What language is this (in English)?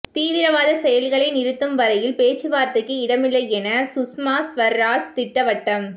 Tamil